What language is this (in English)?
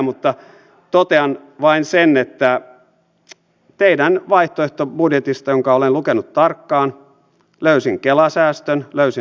Finnish